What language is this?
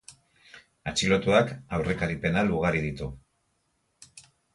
Basque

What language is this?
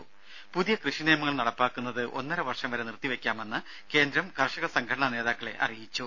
Malayalam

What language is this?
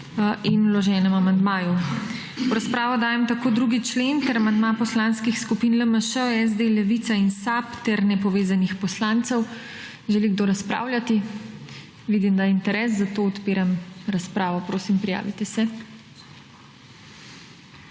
Slovenian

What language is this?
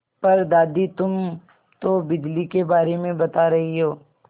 Hindi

